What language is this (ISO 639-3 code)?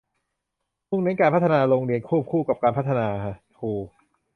tha